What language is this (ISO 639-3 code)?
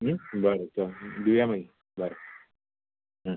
kok